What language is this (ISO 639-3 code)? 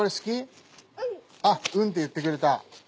jpn